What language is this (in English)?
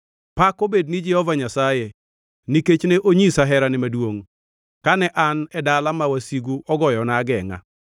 Luo (Kenya and Tanzania)